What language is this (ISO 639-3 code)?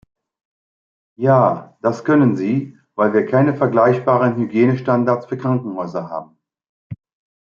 deu